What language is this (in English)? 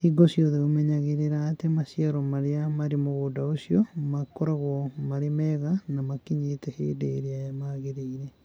Kikuyu